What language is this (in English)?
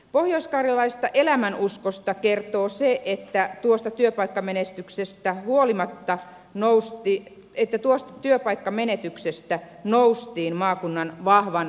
Finnish